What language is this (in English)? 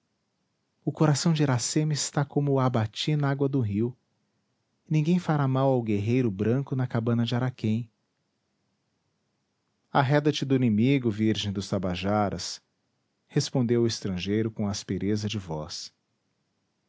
Portuguese